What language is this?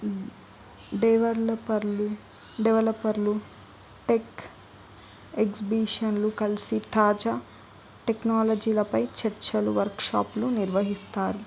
Telugu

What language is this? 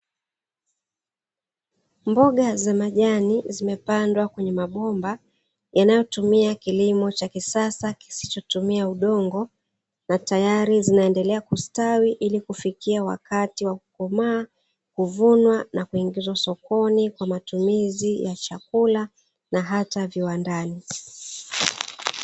Swahili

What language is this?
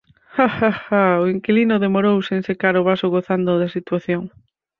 Galician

